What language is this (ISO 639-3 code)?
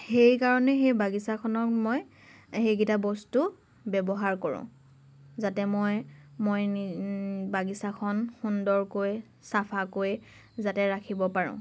asm